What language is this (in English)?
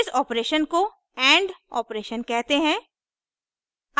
Hindi